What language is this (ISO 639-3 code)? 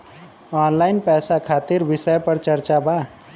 bho